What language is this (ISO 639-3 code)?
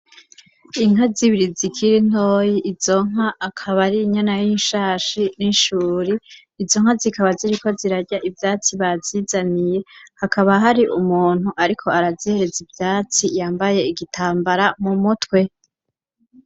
run